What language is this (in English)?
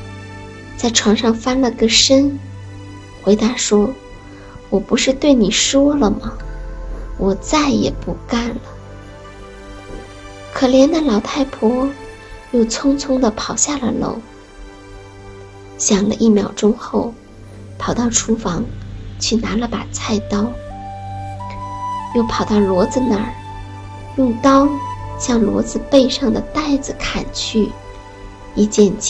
Chinese